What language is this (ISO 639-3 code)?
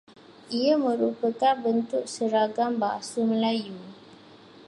msa